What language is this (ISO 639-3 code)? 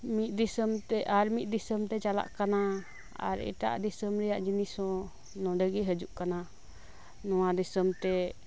sat